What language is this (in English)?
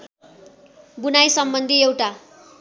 Nepali